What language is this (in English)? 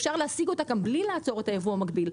Hebrew